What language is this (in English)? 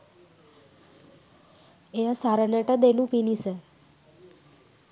Sinhala